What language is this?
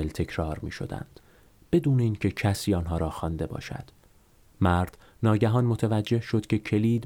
Persian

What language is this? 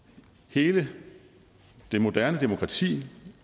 Danish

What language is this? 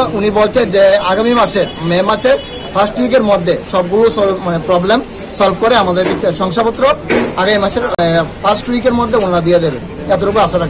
Hindi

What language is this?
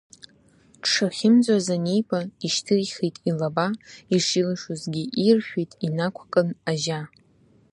Abkhazian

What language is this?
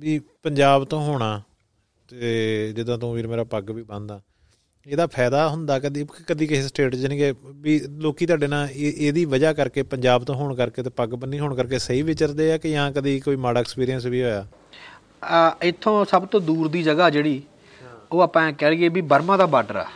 Punjabi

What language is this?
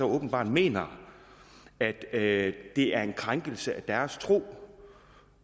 Danish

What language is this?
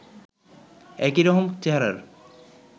Bangla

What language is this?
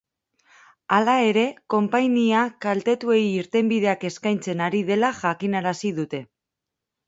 Basque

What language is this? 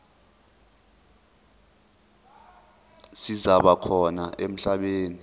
Zulu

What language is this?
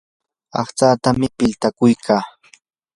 Yanahuanca Pasco Quechua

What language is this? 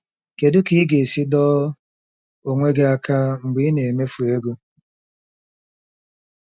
Igbo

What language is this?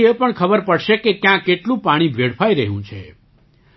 Gujarati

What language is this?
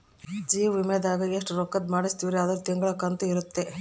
Kannada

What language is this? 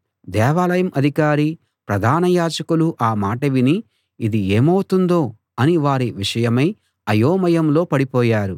Telugu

